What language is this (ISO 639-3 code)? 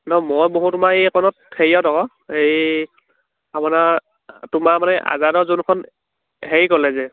asm